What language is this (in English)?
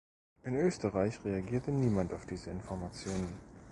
German